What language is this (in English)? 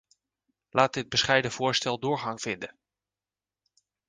Dutch